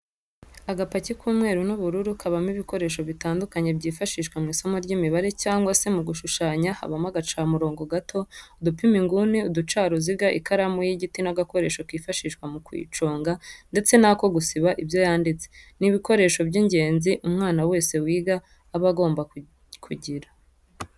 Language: Kinyarwanda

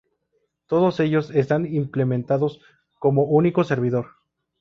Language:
Spanish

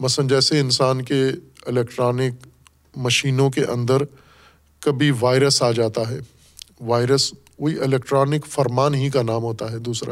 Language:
Urdu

